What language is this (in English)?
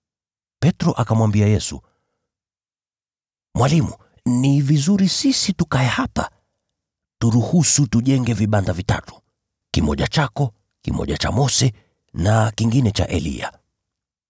Swahili